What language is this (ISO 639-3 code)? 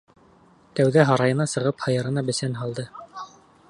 bak